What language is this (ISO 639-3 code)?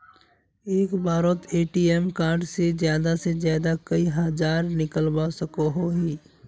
mag